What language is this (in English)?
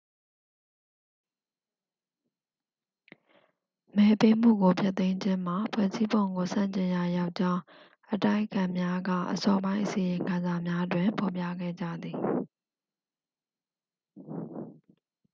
Burmese